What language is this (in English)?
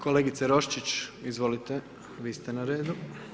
Croatian